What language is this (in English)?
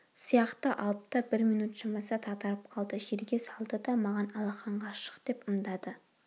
Kazakh